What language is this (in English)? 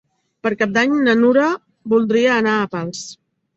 Catalan